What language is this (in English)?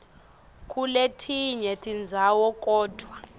Swati